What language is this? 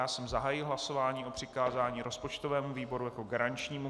Czech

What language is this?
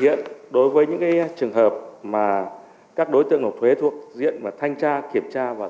Vietnamese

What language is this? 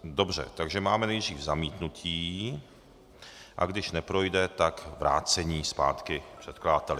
Czech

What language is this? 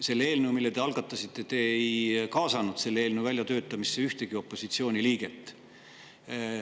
Estonian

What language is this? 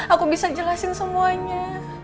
Indonesian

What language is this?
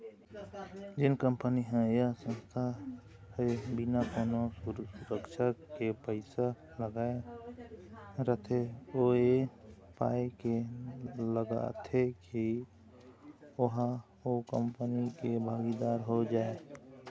Chhattisgarhi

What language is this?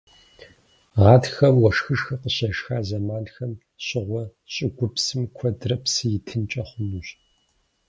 Kabardian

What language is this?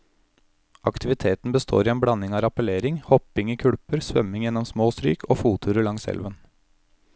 Norwegian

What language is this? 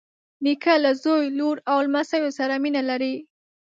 Pashto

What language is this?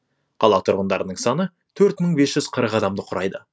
Kazakh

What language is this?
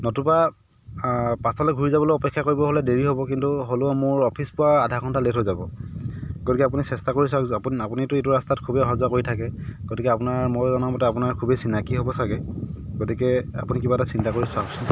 Assamese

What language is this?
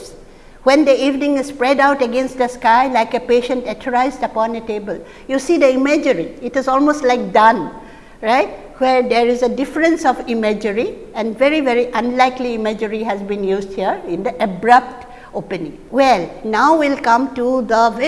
English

